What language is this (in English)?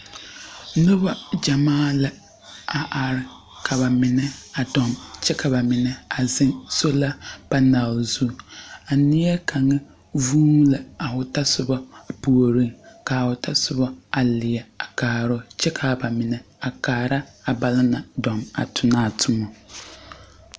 Southern Dagaare